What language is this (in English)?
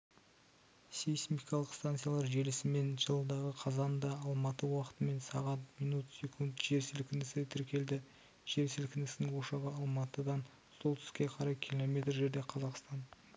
Kazakh